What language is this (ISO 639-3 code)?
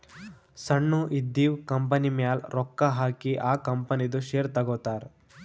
kan